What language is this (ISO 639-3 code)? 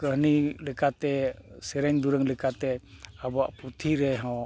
sat